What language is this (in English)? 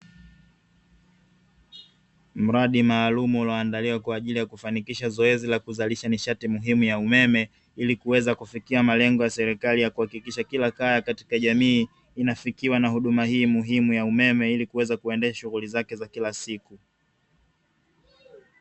Swahili